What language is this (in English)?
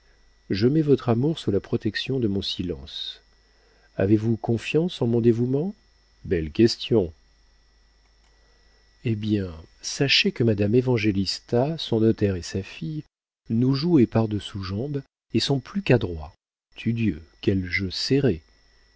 French